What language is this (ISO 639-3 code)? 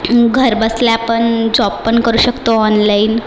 mar